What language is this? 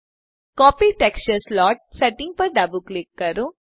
Gujarati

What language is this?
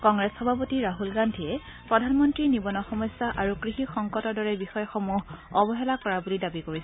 Assamese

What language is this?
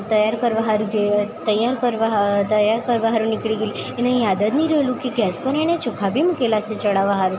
Gujarati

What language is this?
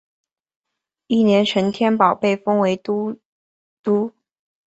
Chinese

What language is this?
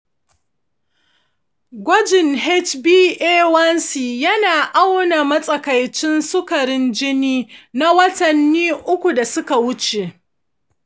Hausa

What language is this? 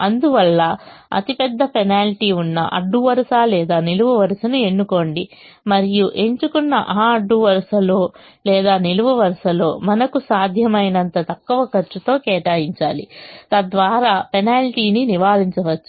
Telugu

